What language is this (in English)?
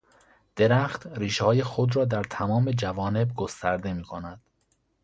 Persian